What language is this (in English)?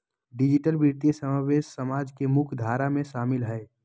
Magahi